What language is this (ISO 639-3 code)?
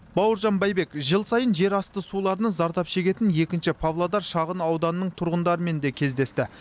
kaz